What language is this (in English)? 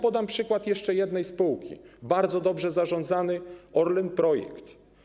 Polish